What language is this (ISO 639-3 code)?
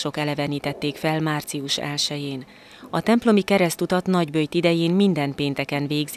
hun